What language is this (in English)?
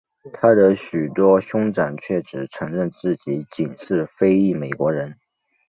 Chinese